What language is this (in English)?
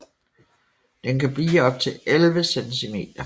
Danish